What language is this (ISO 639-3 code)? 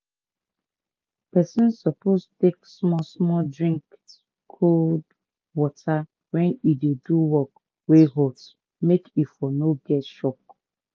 pcm